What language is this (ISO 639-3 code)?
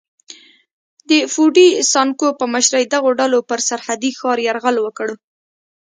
pus